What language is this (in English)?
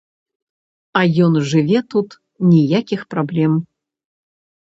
Belarusian